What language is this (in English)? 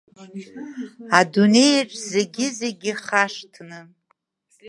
Abkhazian